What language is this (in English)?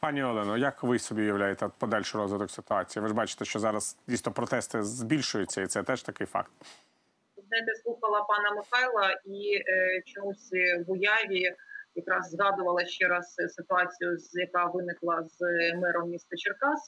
Ukrainian